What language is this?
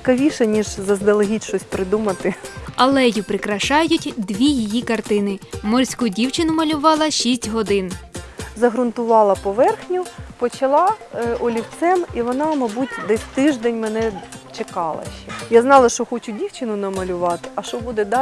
Ukrainian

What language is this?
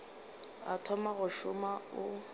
Northern Sotho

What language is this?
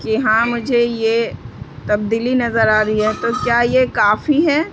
Urdu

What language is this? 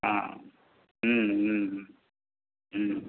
Maithili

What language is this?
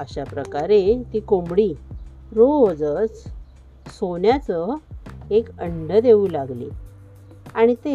Marathi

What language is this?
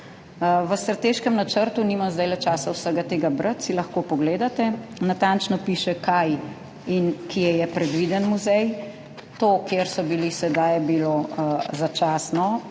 Slovenian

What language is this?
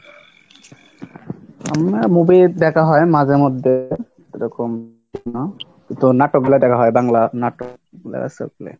Bangla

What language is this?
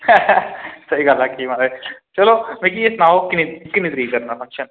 Dogri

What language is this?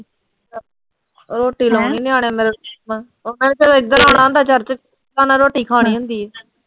Punjabi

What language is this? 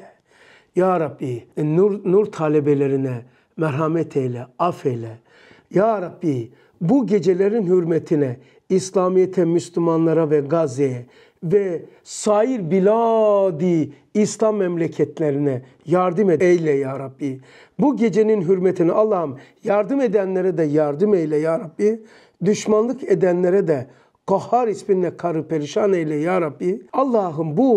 Turkish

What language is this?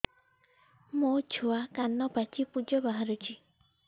Odia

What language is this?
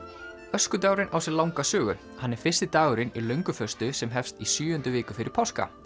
Icelandic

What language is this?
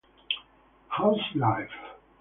Italian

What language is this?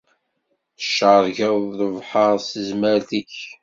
Kabyle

